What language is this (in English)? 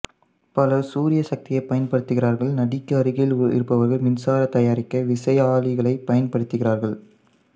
Tamil